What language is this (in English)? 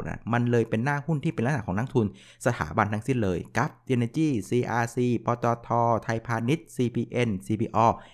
Thai